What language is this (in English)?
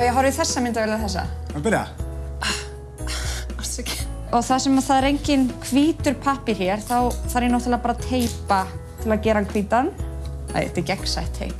Icelandic